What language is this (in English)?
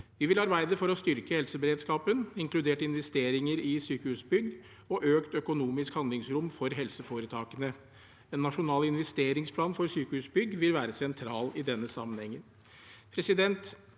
Norwegian